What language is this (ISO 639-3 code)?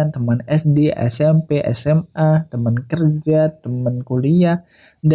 ind